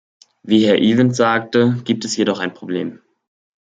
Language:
German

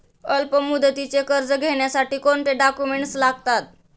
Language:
Marathi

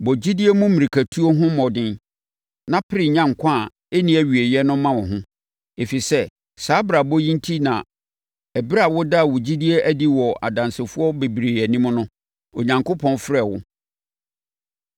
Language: Akan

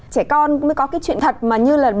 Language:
Vietnamese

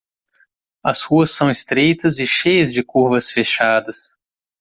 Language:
Portuguese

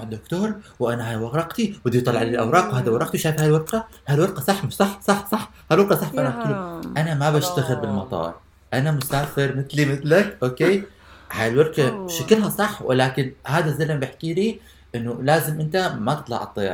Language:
Arabic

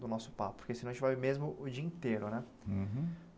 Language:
Portuguese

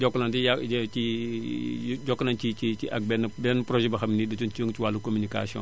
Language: Wolof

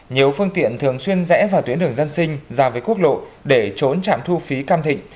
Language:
Vietnamese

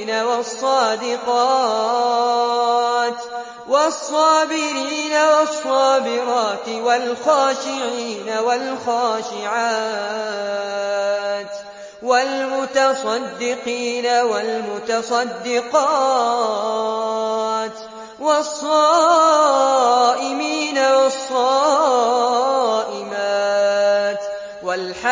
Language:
Arabic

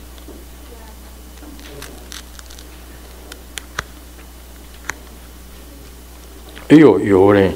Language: Chinese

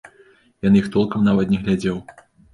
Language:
Belarusian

